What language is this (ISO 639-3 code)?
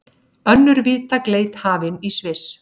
isl